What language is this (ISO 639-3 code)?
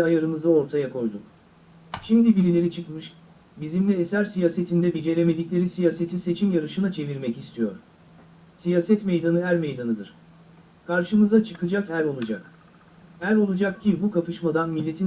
tur